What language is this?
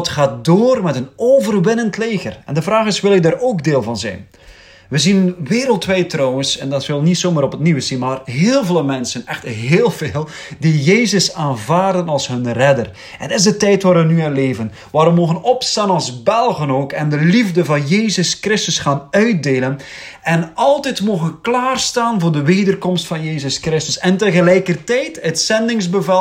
Dutch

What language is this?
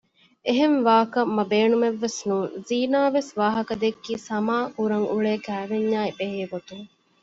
Divehi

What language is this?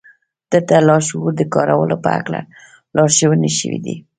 Pashto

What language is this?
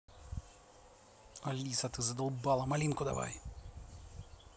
Russian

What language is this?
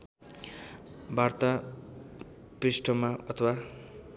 Nepali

